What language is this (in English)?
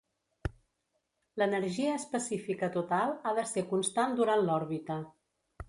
Catalan